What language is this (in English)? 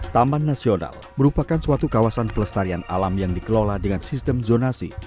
Indonesian